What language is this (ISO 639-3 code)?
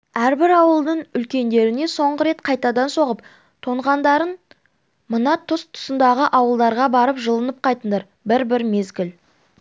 kaz